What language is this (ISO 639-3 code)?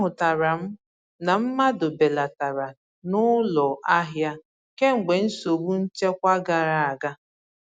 ibo